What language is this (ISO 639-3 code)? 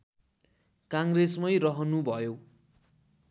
nep